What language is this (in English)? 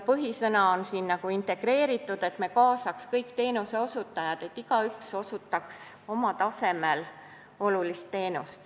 Estonian